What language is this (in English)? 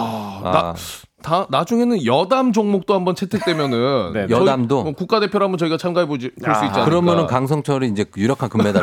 Korean